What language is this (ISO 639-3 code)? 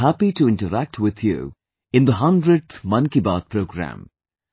eng